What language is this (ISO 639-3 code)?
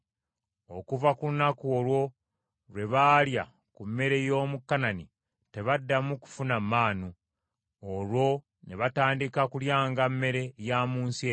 lug